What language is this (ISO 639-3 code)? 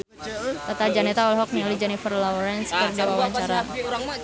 sun